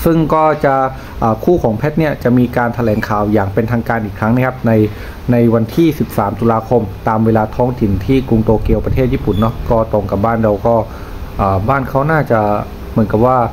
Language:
Thai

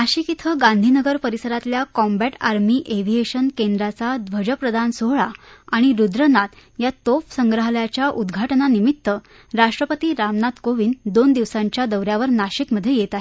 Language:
Marathi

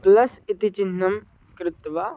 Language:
Sanskrit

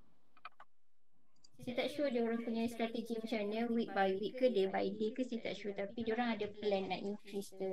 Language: Malay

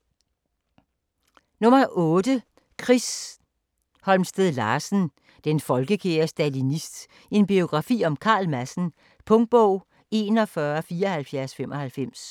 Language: Danish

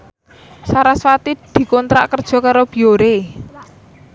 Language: Javanese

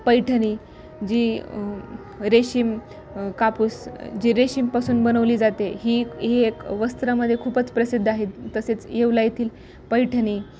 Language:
Marathi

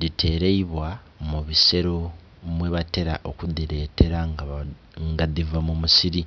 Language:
Soga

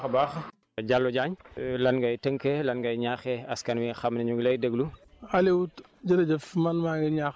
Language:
Wolof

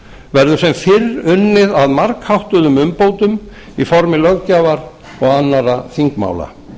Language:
Icelandic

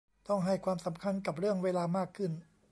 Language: Thai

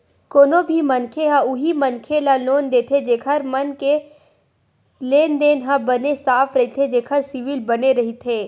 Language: Chhattisgarhi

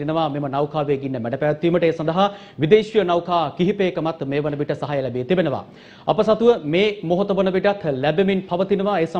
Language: Hindi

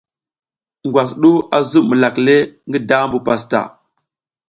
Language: South Giziga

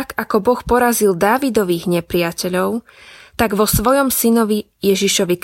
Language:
Slovak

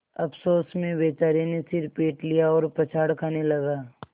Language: Hindi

